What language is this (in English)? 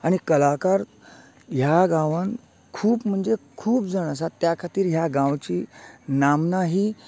Konkani